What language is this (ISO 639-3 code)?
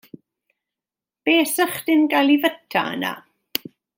cym